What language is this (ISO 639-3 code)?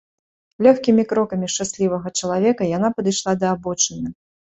bel